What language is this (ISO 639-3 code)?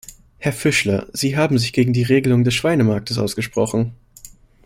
deu